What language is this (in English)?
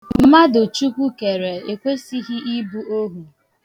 Igbo